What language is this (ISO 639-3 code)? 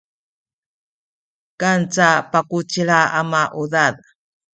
szy